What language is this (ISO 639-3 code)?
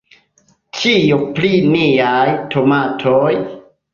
epo